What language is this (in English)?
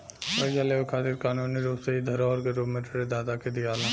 Bhojpuri